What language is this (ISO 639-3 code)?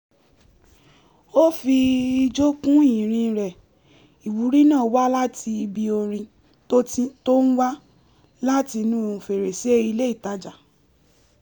yor